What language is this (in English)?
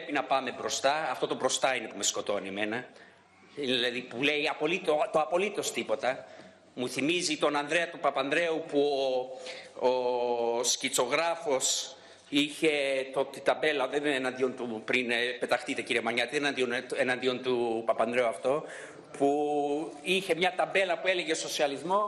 Greek